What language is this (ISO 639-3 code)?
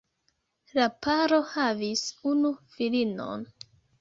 epo